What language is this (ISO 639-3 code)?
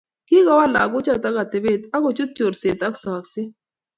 kln